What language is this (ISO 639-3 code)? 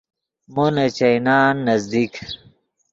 ydg